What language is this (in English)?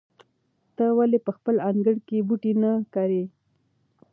Pashto